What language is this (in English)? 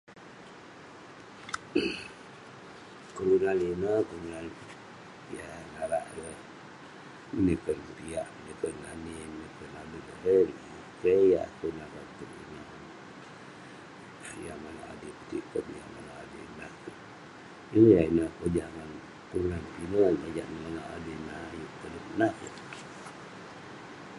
Western Penan